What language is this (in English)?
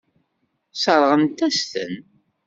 Kabyle